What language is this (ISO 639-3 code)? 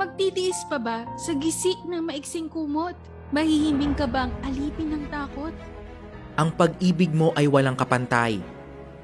fil